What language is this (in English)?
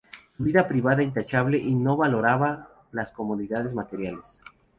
Spanish